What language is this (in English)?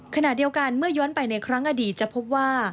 Thai